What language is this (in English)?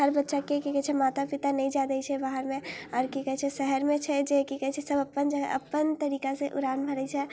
Maithili